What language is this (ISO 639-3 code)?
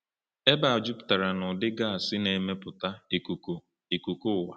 ibo